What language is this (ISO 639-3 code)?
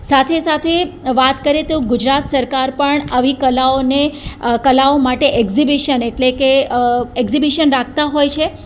guj